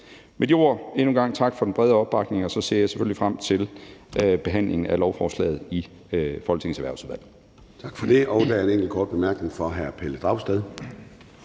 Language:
Danish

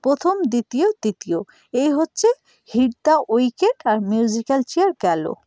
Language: Bangla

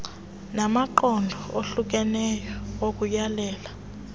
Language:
Xhosa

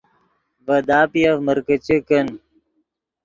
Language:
Yidgha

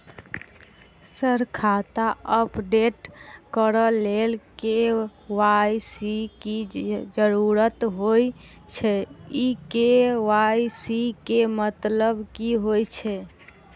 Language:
Maithili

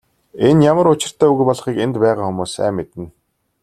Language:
Mongolian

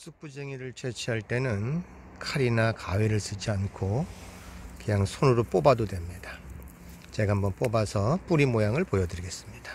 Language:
Korean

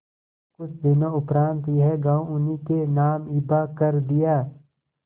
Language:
Hindi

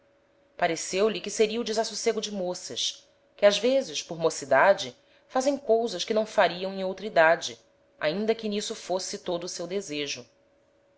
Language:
Portuguese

